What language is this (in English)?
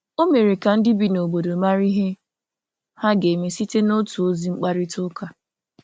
Igbo